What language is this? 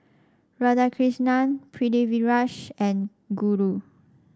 English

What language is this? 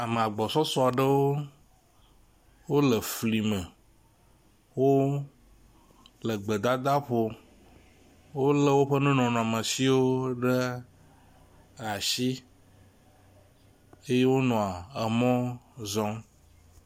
Ewe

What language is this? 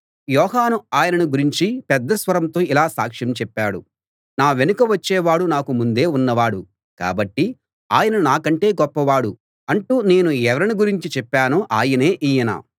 Telugu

